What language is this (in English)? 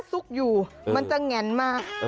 Thai